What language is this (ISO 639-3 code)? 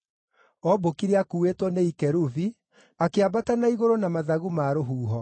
kik